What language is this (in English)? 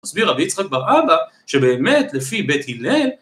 Hebrew